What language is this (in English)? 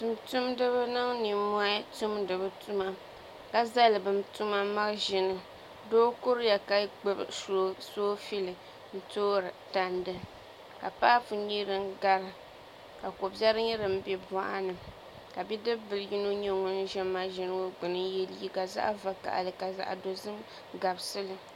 Dagbani